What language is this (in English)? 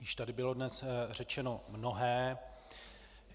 Czech